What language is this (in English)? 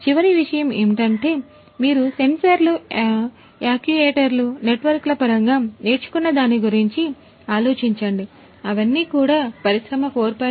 Telugu